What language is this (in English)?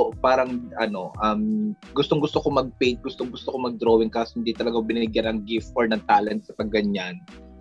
Filipino